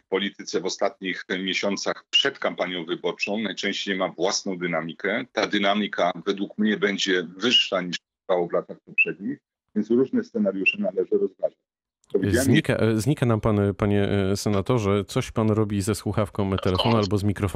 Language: Polish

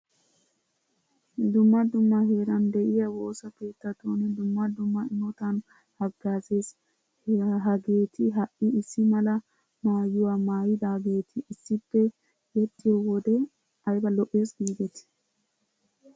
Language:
Wolaytta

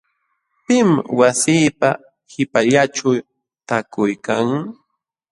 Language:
Jauja Wanca Quechua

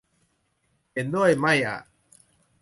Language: Thai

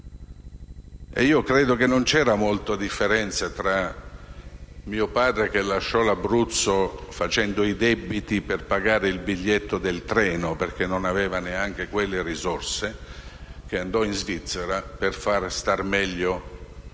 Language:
Italian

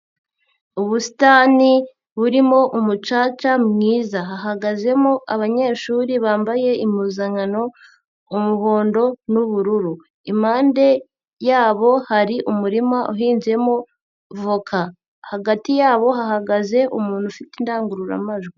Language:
Kinyarwanda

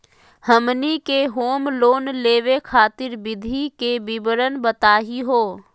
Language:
Magahi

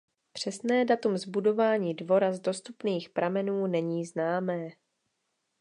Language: Czech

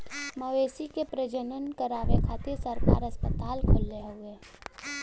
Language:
Bhojpuri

